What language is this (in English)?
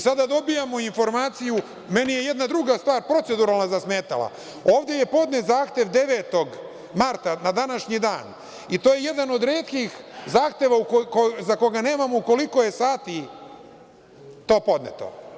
Serbian